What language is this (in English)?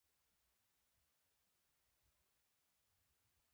Pashto